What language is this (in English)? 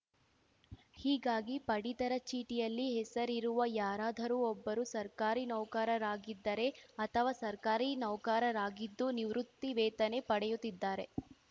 Kannada